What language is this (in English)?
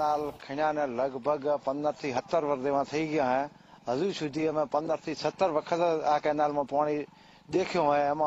Gujarati